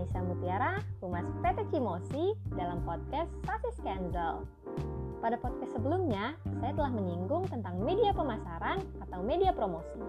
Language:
Indonesian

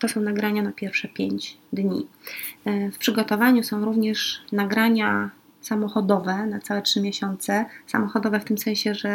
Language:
Polish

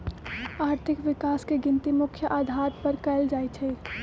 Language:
Magahi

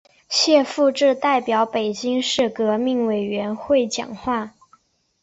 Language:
Chinese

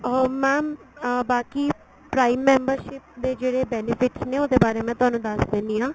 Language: Punjabi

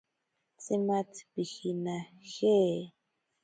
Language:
Ashéninka Perené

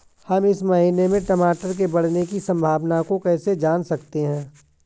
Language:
Hindi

